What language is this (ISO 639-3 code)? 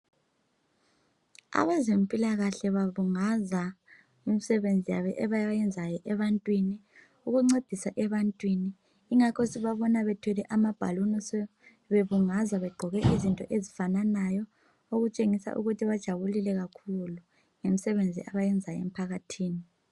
nde